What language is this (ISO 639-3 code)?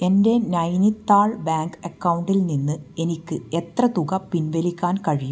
mal